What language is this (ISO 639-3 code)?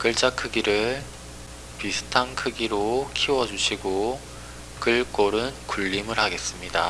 kor